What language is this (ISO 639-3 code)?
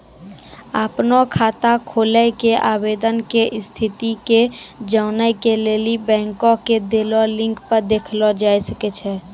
mai